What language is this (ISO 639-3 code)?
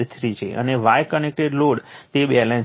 guj